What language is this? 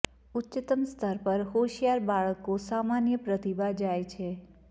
Gujarati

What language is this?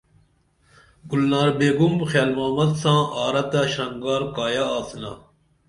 Dameli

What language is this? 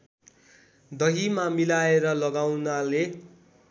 Nepali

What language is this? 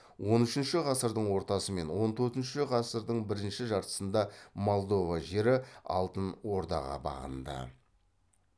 Kazakh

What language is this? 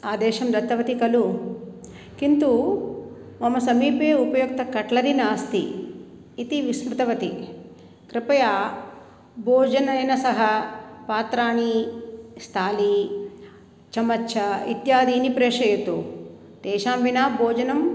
Sanskrit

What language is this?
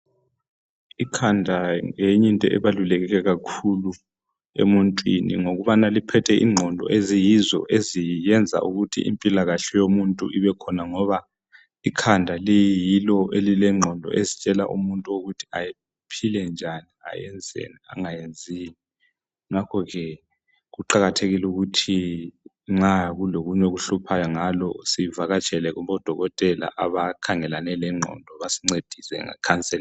North Ndebele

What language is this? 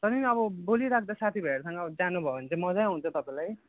Nepali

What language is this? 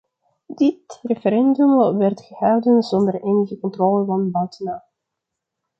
Dutch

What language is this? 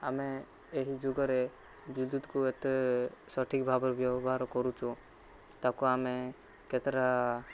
Odia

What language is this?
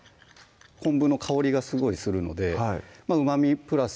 Japanese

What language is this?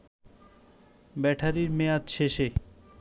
Bangla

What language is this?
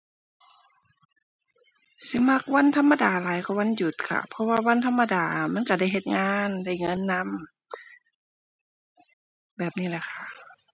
Thai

